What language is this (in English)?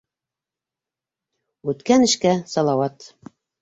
Bashkir